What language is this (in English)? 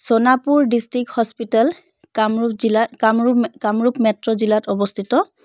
Assamese